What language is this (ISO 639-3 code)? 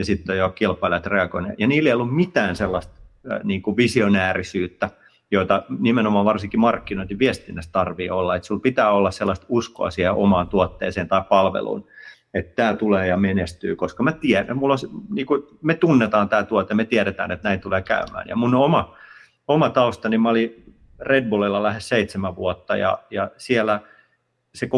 fin